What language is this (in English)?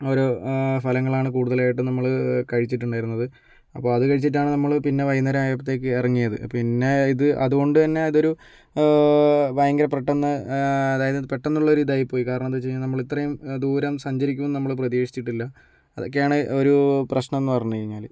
Malayalam